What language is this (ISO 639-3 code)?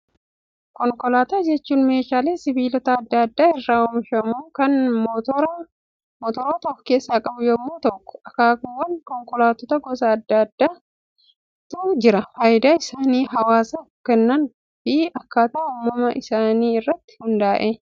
orm